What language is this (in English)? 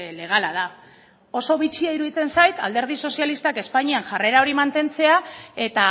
Basque